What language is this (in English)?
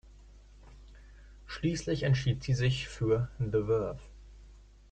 German